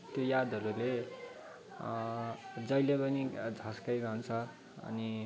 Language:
Nepali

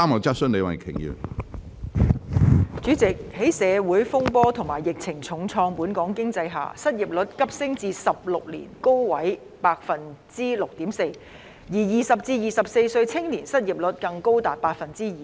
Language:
Cantonese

